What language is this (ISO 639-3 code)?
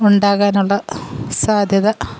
mal